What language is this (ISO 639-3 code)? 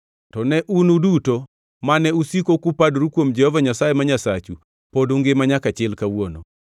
luo